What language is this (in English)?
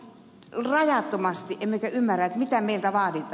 Finnish